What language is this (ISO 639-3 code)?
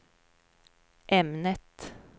swe